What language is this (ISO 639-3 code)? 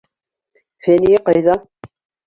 bak